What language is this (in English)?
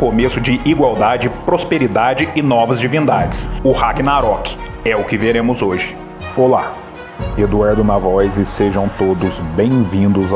Portuguese